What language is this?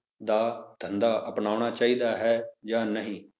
Punjabi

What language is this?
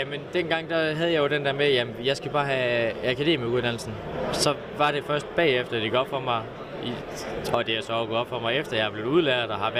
Danish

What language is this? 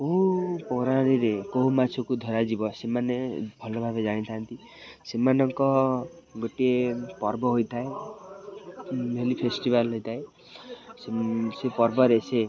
Odia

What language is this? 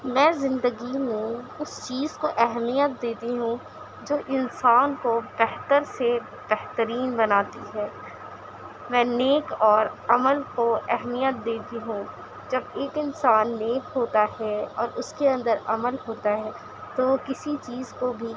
Urdu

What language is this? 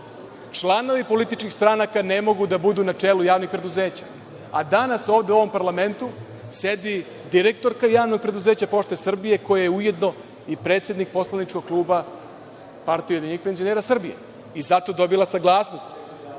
Serbian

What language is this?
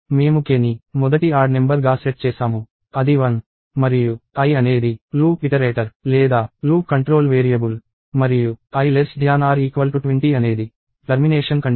Telugu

